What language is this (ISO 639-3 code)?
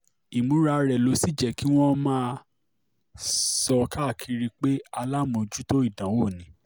yor